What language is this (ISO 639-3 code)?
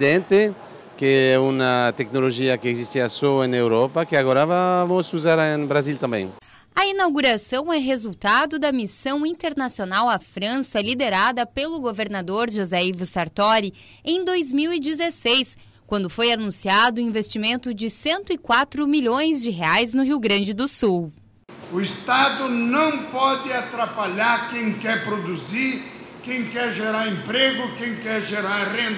por